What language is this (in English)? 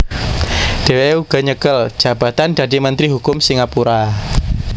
Javanese